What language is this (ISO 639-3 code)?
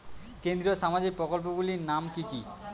ben